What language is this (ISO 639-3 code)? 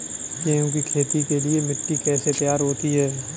hin